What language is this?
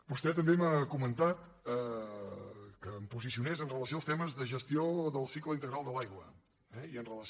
Catalan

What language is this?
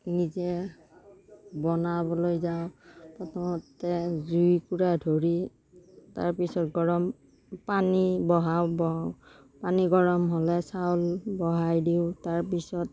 Assamese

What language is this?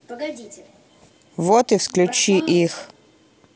Russian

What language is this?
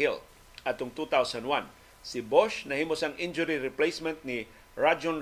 Filipino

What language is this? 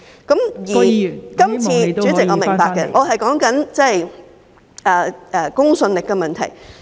Cantonese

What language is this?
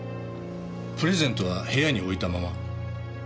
Japanese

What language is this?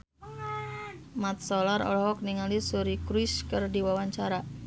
Sundanese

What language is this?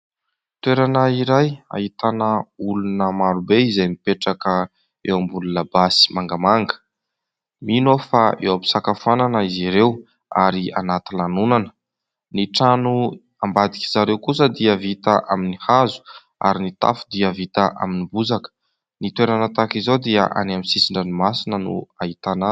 Malagasy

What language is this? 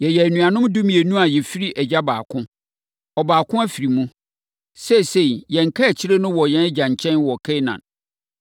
Akan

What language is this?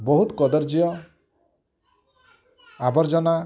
Odia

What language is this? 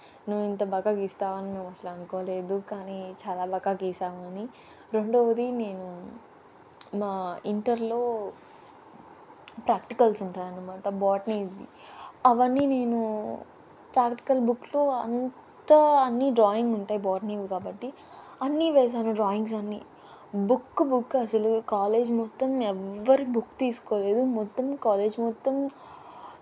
Telugu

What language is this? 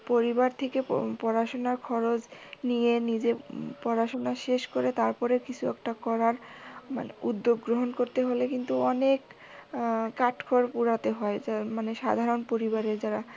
Bangla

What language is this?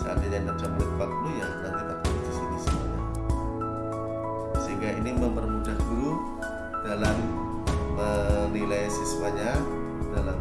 Indonesian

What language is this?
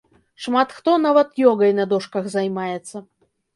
Belarusian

